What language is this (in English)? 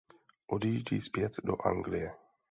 Czech